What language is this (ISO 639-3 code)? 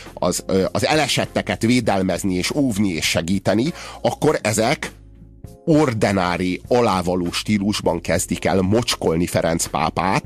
hun